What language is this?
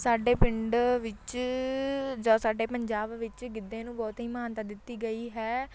Punjabi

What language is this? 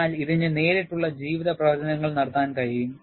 Malayalam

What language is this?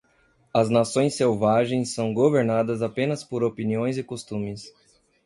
Portuguese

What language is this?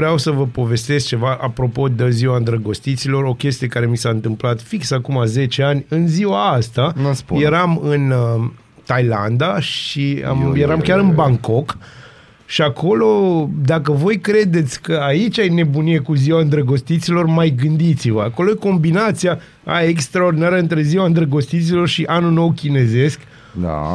Romanian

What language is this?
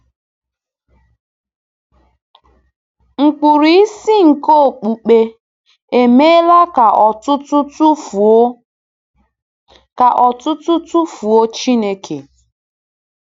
Igbo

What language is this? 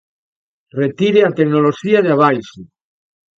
Galician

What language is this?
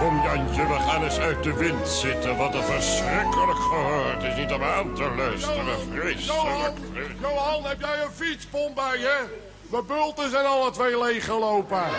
Dutch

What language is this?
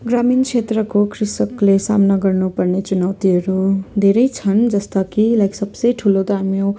Nepali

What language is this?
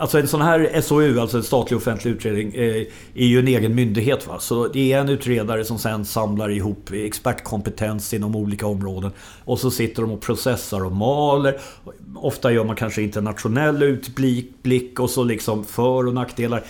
Swedish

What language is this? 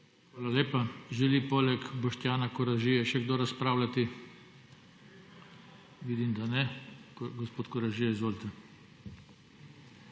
Slovenian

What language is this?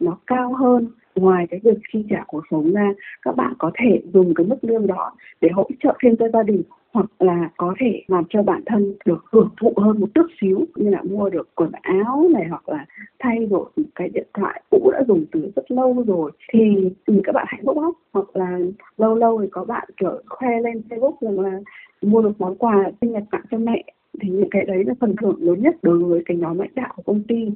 Vietnamese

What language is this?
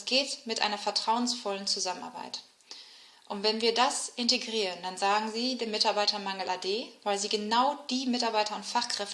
German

